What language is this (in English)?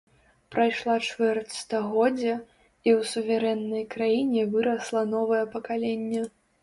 Belarusian